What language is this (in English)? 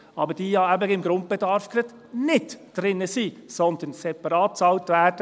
Swiss German